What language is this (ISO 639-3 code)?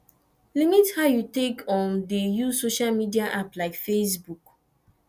pcm